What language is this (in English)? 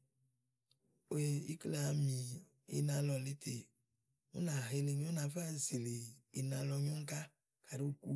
Igo